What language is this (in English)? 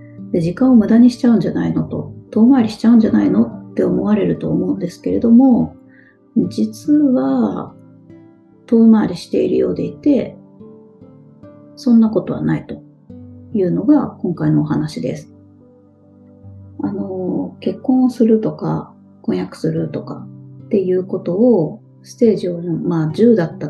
Japanese